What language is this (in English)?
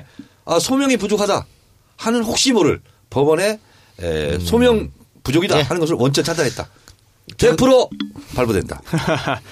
Korean